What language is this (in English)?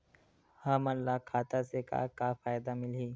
Chhattisgarhi